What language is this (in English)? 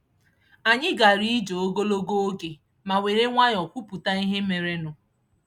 Igbo